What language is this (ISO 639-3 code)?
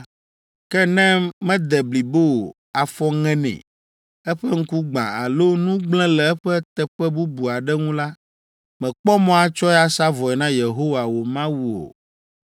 ewe